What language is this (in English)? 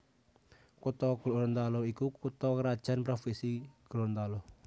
Javanese